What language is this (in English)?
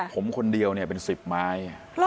Thai